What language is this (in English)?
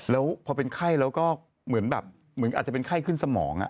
Thai